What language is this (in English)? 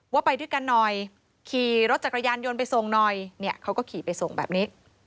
Thai